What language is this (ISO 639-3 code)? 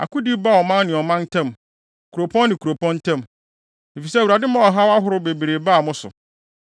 aka